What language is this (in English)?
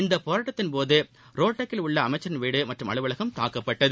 Tamil